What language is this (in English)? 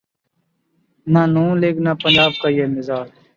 Urdu